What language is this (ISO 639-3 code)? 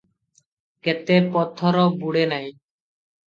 ori